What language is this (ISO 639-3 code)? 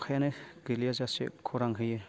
brx